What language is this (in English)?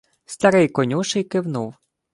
Ukrainian